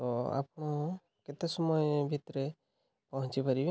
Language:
Odia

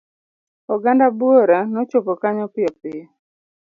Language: Luo (Kenya and Tanzania)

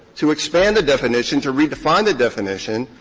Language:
English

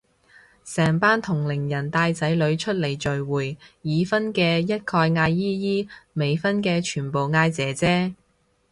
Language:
Cantonese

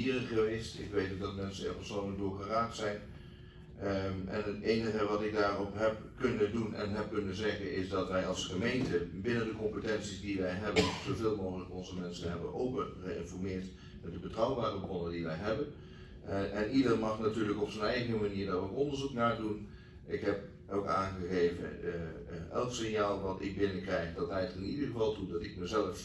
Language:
Dutch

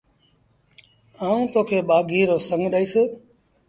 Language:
Sindhi Bhil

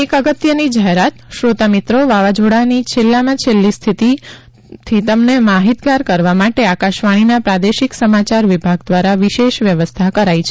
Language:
Gujarati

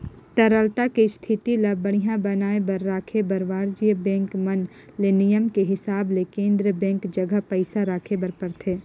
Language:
Chhattisgarhi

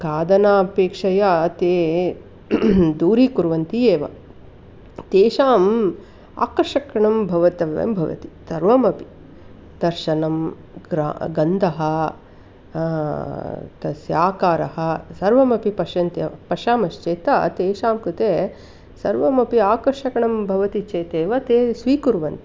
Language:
Sanskrit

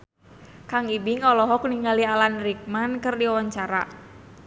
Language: Sundanese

